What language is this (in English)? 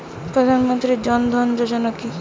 Bangla